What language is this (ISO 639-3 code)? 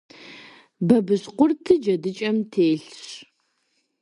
kbd